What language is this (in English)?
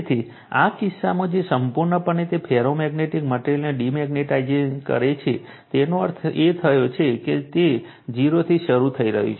Gujarati